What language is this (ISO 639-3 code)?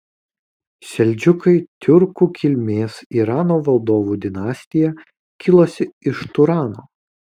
lit